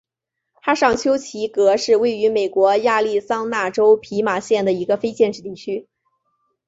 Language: Chinese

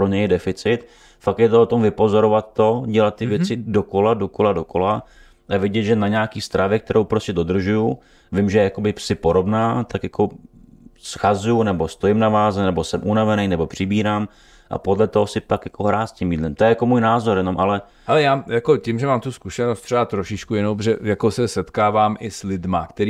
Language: Czech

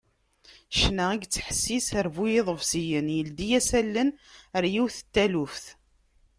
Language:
Kabyle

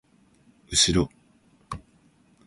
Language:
Japanese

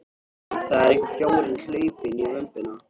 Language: Icelandic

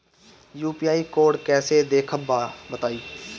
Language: Bhojpuri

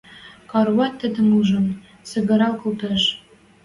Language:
Western Mari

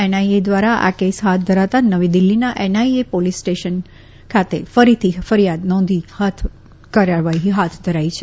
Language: Gujarati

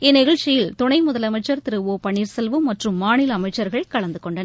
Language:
Tamil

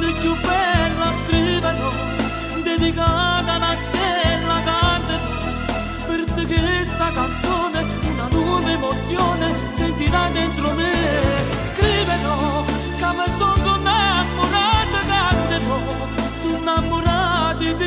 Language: Italian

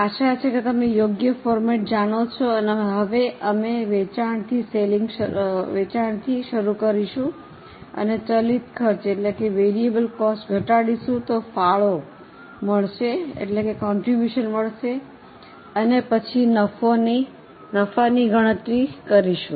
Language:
Gujarati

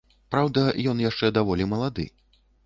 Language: Belarusian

